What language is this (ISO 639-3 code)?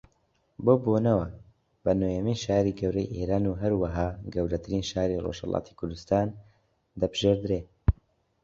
ckb